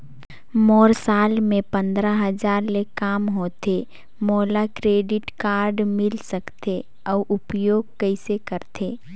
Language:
Chhattisgarhi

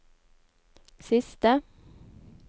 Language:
Norwegian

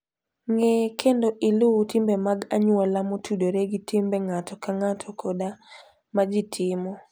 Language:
Luo (Kenya and Tanzania)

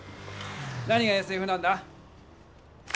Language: Japanese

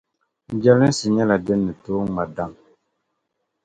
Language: Dagbani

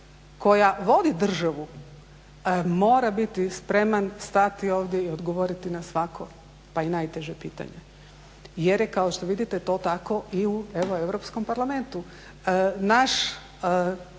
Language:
Croatian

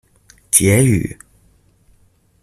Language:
Chinese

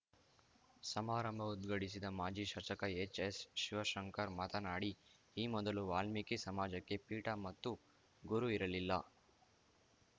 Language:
Kannada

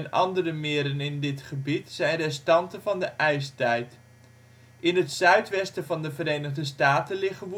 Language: Dutch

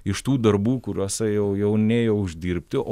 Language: Lithuanian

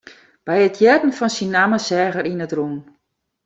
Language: Western Frisian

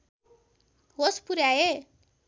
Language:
Nepali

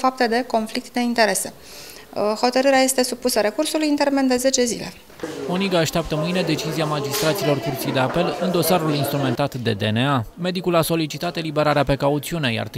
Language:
Romanian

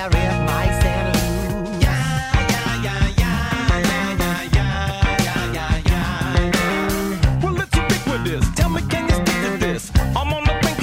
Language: Portuguese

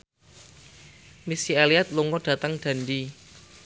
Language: Javanese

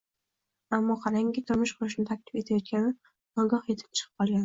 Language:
Uzbek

